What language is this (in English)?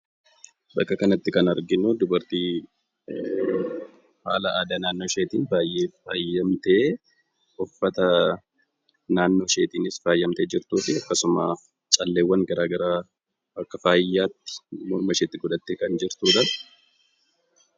Oromo